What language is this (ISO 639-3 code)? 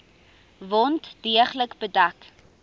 afr